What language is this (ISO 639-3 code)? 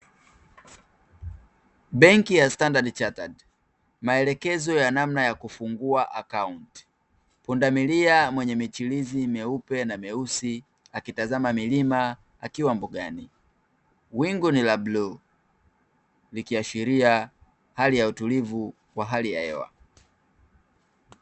swa